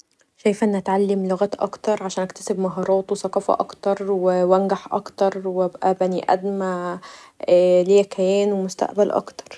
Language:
Egyptian Arabic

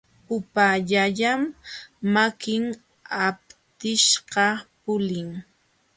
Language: Jauja Wanca Quechua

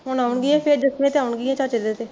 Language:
Punjabi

